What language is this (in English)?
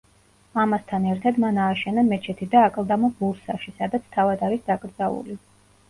Georgian